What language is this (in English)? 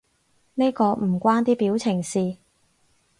Cantonese